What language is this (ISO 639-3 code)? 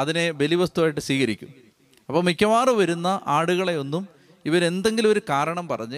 mal